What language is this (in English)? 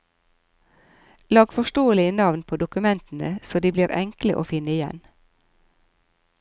Norwegian